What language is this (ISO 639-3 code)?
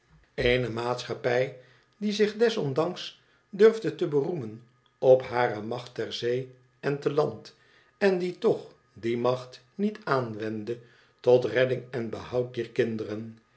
nld